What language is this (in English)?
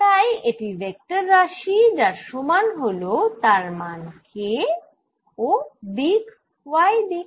Bangla